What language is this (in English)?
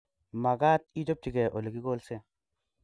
Kalenjin